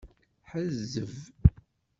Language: Kabyle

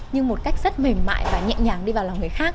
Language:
Vietnamese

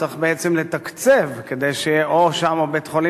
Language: Hebrew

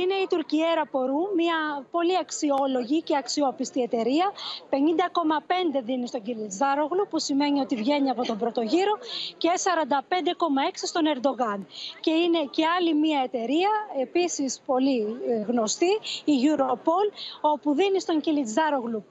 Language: Greek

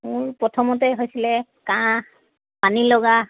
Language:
Assamese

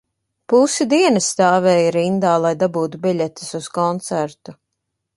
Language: Latvian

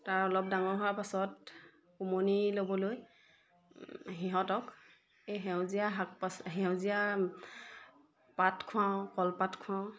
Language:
Assamese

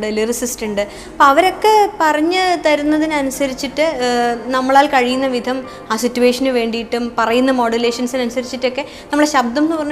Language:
Malayalam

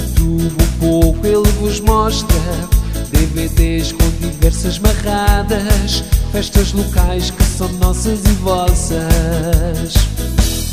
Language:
Portuguese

